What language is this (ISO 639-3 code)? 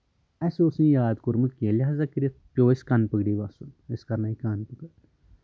kas